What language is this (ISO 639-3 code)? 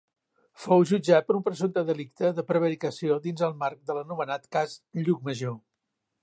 cat